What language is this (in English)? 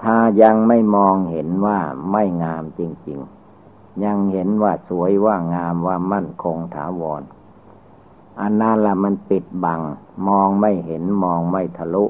Thai